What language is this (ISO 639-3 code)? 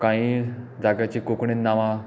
kok